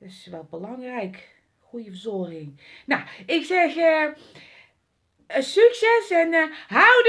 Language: Dutch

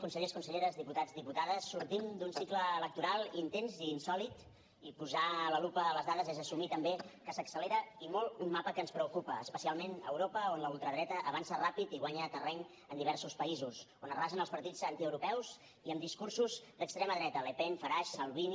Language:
Catalan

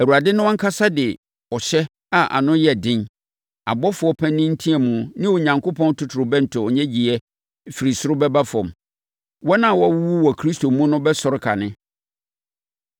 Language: Akan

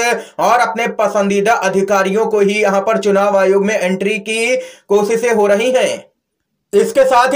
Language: Hindi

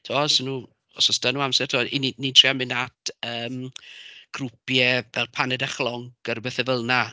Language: Welsh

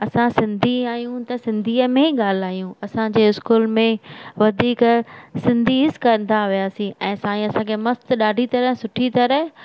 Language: Sindhi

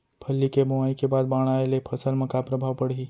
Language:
Chhattisgarhi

